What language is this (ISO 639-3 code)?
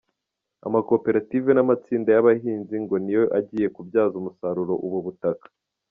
kin